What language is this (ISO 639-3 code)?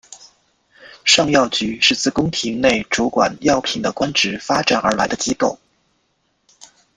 zho